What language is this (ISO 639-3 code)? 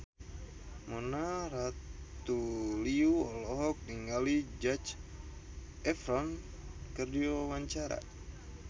sun